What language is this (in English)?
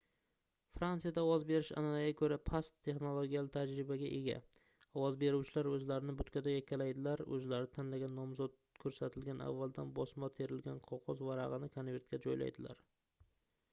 Uzbek